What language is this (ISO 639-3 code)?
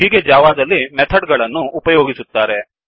kan